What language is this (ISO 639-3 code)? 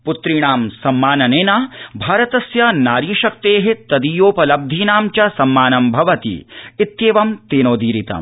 san